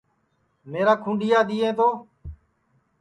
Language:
Sansi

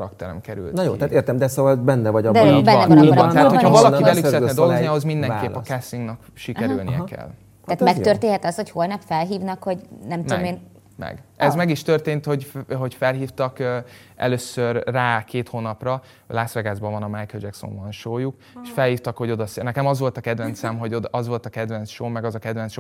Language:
Hungarian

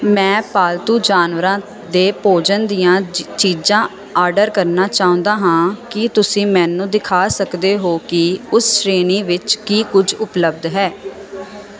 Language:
Punjabi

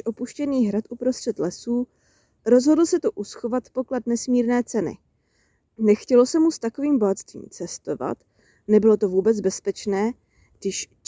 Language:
Czech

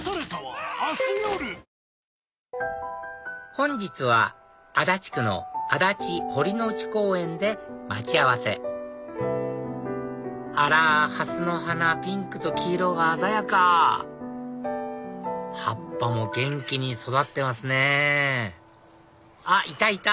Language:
Japanese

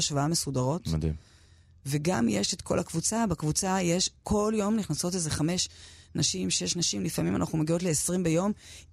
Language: Hebrew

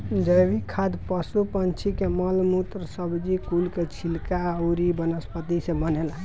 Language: Bhojpuri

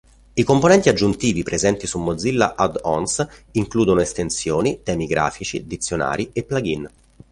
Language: Italian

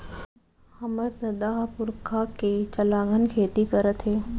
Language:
Chhattisgarhi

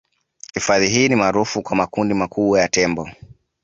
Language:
Swahili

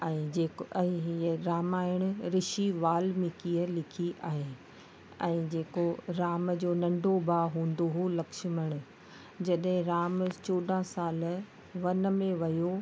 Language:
Sindhi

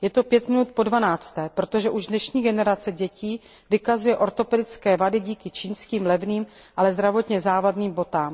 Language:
Czech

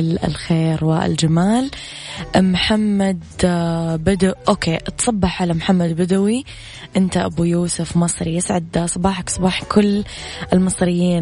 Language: Arabic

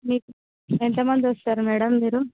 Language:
Telugu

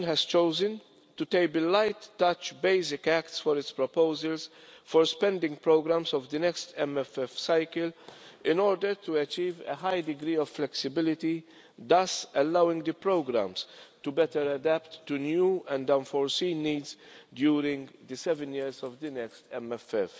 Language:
English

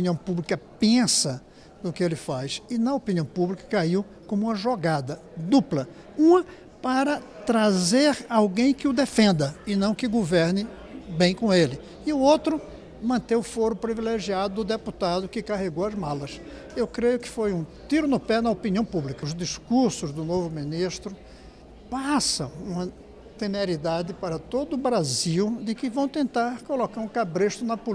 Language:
Portuguese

